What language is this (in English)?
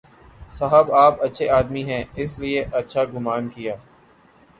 Urdu